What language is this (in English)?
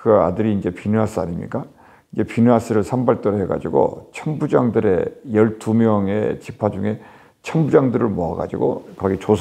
Korean